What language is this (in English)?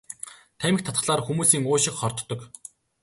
Mongolian